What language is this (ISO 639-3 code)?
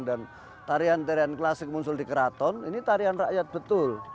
ind